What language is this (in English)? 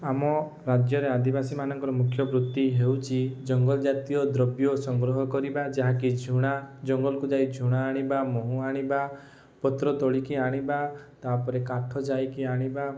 Odia